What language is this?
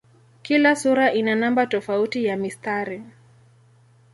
Swahili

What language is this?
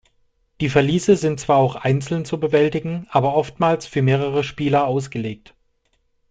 German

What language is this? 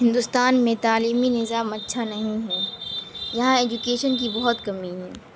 Urdu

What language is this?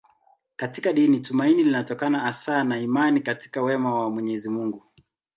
Swahili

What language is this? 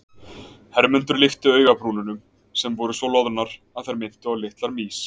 Icelandic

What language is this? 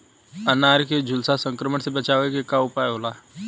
Bhojpuri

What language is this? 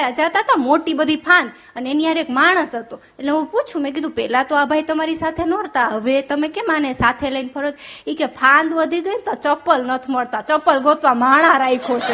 Gujarati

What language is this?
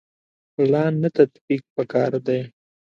Pashto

